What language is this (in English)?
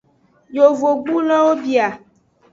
Aja (Benin)